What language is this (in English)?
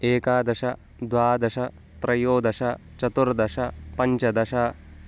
Sanskrit